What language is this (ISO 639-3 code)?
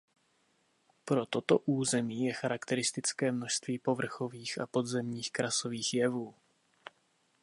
ces